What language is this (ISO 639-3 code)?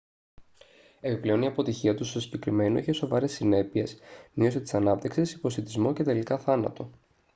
ell